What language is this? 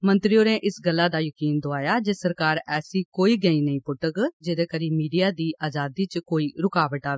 Dogri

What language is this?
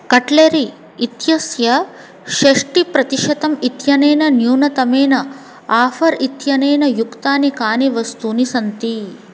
Sanskrit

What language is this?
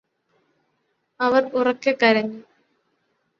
Malayalam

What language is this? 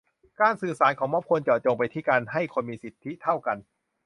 Thai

